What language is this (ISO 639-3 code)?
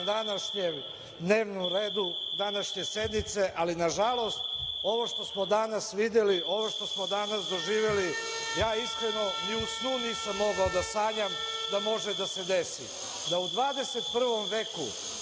srp